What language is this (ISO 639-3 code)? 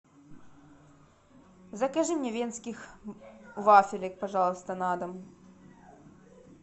rus